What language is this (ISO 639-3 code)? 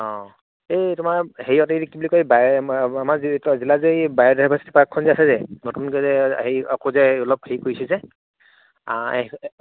asm